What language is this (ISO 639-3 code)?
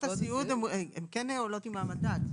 heb